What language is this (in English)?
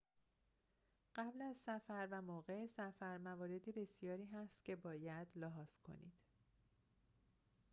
Persian